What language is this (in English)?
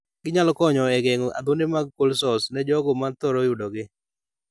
Luo (Kenya and Tanzania)